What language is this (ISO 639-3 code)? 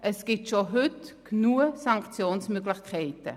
gsw